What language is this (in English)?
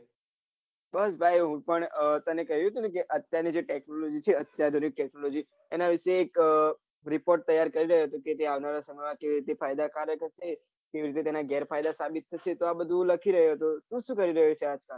Gujarati